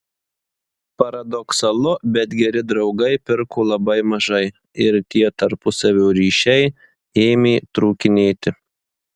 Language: Lithuanian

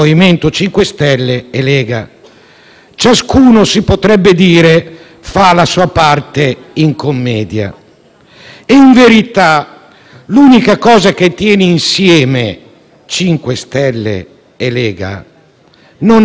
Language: Italian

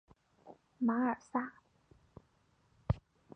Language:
Chinese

